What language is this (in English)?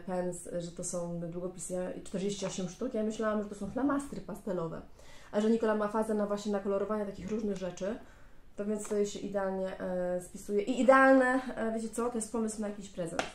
Polish